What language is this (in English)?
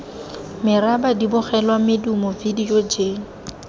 Tswana